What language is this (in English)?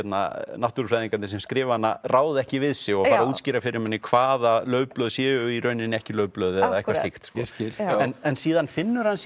Icelandic